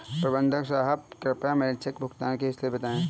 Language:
Hindi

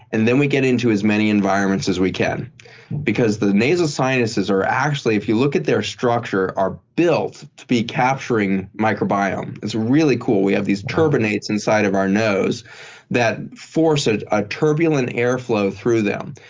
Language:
English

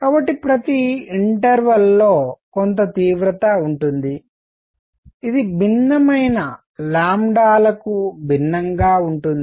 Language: Telugu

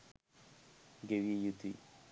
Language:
Sinhala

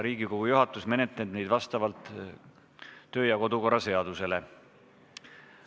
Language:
Estonian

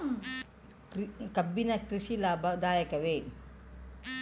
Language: Kannada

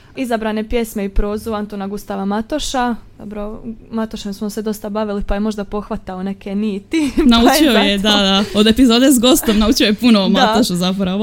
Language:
Croatian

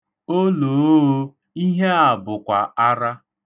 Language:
Igbo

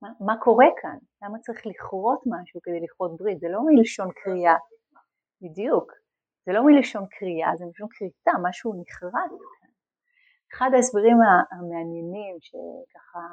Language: Hebrew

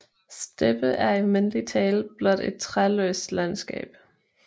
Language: Danish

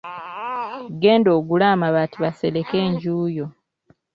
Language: Ganda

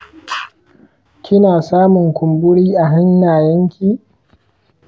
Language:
Hausa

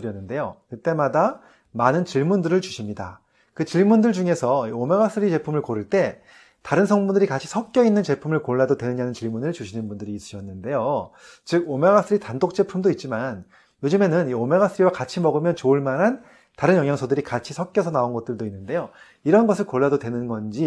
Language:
Korean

